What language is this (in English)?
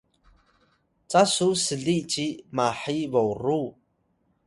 Atayal